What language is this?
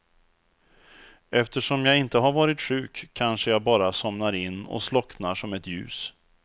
Swedish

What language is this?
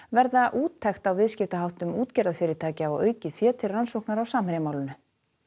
Icelandic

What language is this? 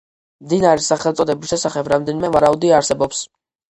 Georgian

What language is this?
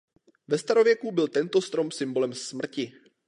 Czech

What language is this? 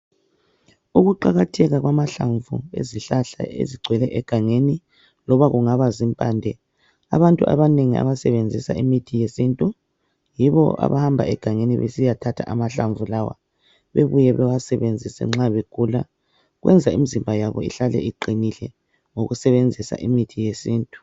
North Ndebele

